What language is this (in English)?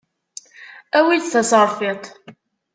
Kabyle